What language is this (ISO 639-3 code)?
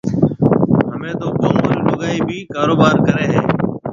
mve